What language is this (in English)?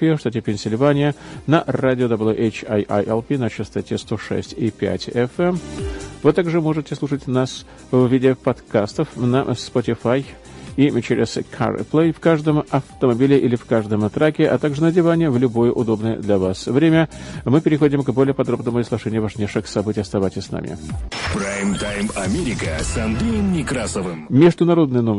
Russian